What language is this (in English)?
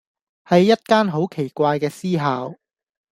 Cantonese